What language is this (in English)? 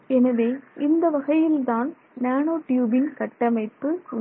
Tamil